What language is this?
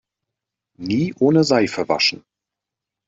German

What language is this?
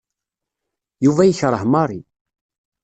Kabyle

